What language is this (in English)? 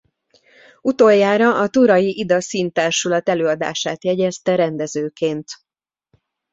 Hungarian